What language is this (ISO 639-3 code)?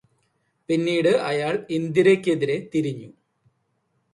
mal